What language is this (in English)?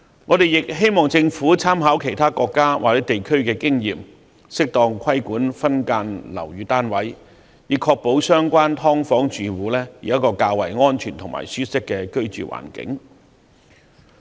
Cantonese